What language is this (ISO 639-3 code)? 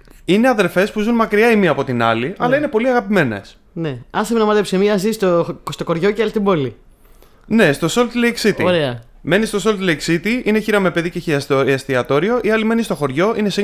ell